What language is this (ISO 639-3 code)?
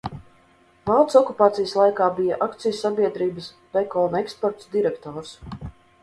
lav